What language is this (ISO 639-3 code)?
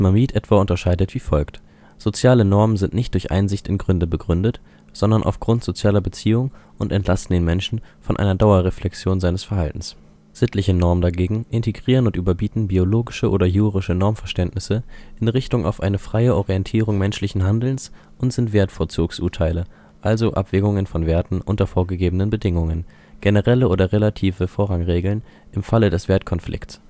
deu